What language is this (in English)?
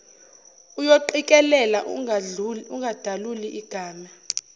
Zulu